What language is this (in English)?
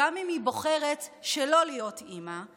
Hebrew